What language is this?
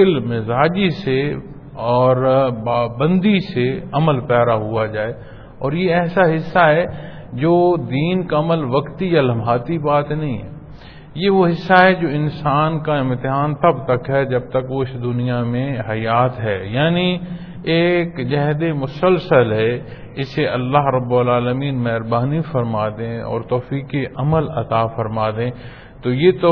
Punjabi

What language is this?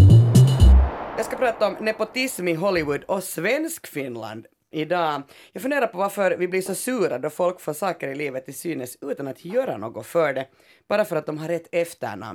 Swedish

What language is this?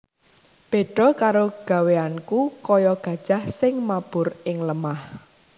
Javanese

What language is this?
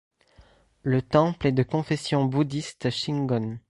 French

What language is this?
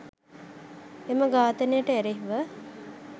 Sinhala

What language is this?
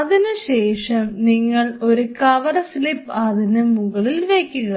Malayalam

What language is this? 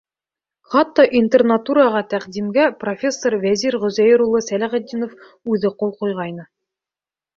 Bashkir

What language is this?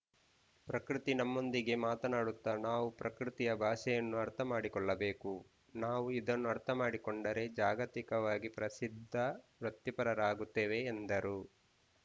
Kannada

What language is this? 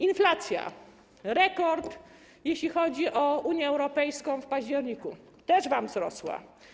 Polish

